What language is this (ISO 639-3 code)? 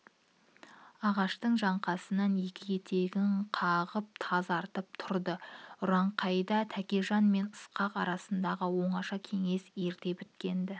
kaz